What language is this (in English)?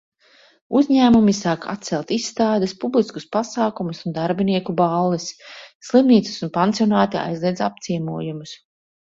Latvian